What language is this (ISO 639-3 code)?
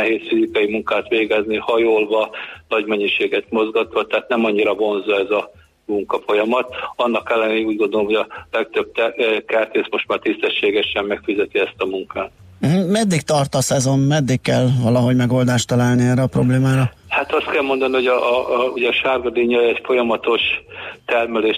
hun